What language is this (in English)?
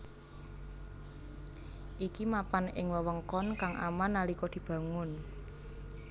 Javanese